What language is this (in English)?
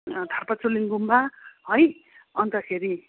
Nepali